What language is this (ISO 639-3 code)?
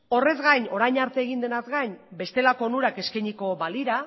eus